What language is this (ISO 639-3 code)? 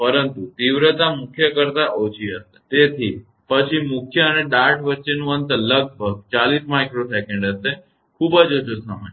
guj